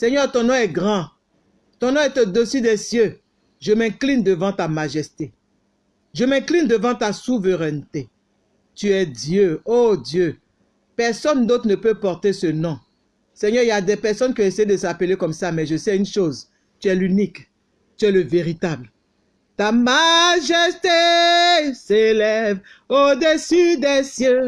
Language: French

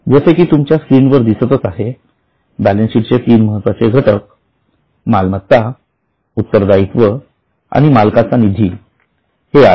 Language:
Marathi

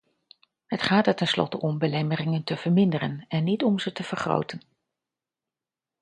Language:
Dutch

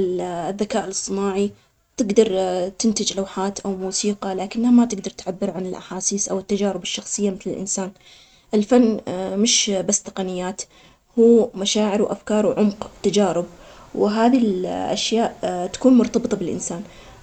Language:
Omani Arabic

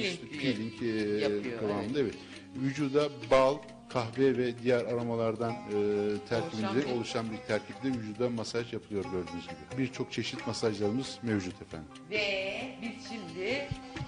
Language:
Turkish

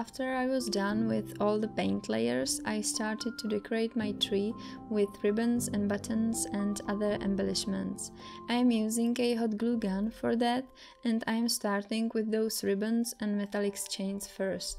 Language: English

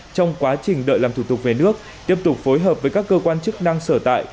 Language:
Vietnamese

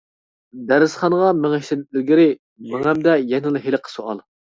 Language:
Uyghur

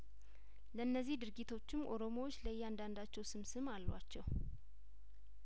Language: Amharic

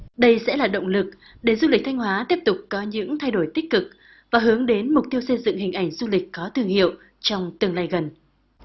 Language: Vietnamese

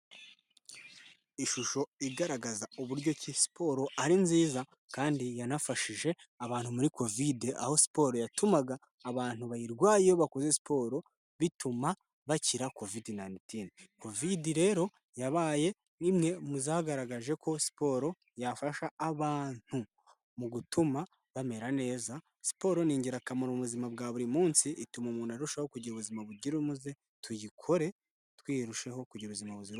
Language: Kinyarwanda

